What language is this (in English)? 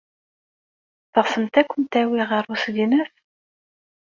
Kabyle